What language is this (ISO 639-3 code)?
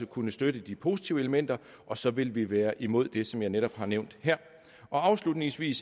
dan